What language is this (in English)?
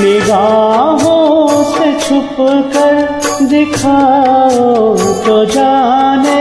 Hindi